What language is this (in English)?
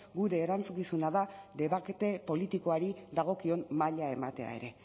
Basque